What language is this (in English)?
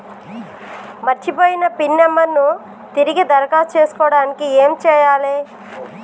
Telugu